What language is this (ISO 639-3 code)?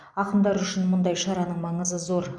kaz